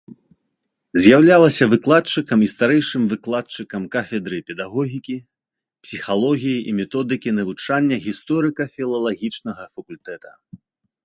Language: Belarusian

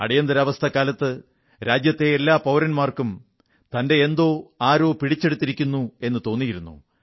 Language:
Malayalam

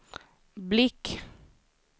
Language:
Swedish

